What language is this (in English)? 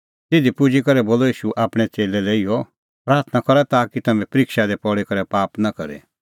Kullu Pahari